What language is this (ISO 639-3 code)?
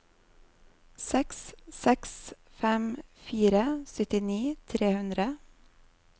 nor